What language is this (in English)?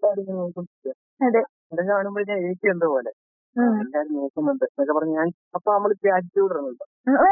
Malayalam